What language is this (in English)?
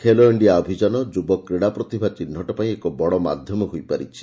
Odia